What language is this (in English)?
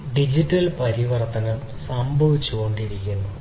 Malayalam